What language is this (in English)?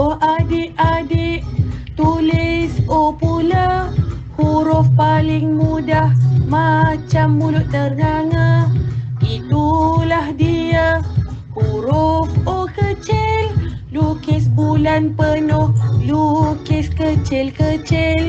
Malay